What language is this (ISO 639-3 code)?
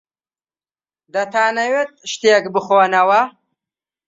ckb